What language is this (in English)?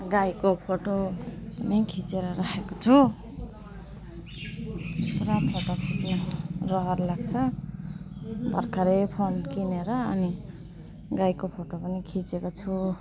Nepali